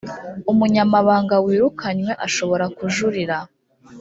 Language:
Kinyarwanda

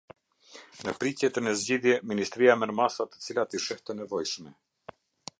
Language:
Albanian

